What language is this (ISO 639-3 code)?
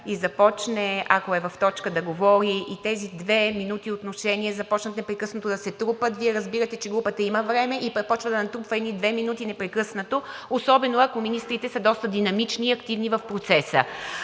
bul